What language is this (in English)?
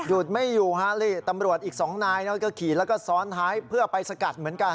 Thai